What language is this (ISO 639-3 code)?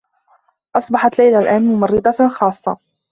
ara